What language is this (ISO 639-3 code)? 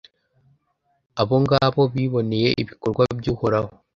kin